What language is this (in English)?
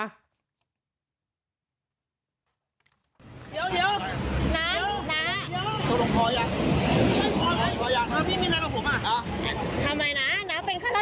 Thai